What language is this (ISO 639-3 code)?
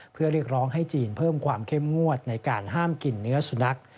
tha